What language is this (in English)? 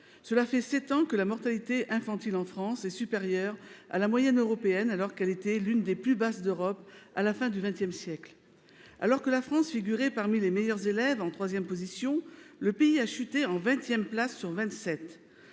French